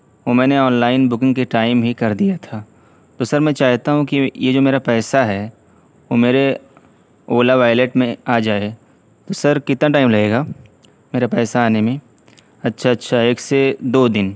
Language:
Urdu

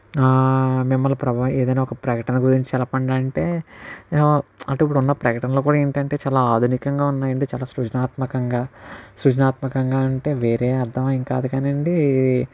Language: Telugu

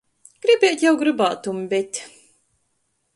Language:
Latgalian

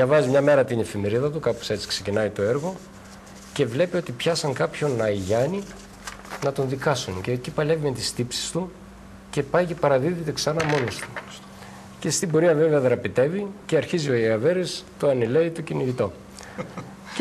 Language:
Greek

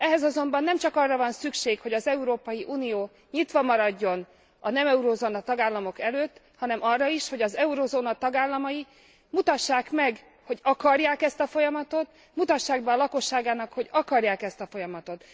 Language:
Hungarian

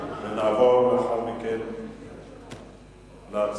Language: Hebrew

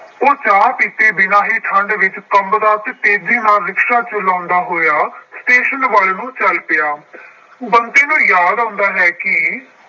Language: Punjabi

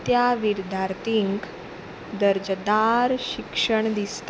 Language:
Konkani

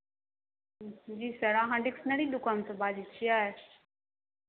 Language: Maithili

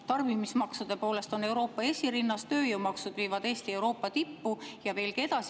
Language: Estonian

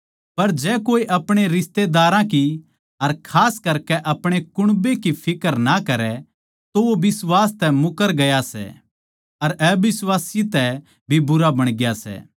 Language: Haryanvi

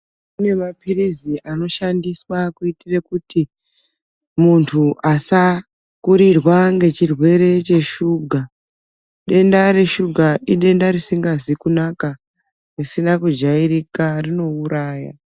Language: Ndau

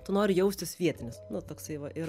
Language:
Lithuanian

